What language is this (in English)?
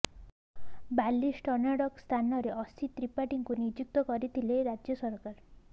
Odia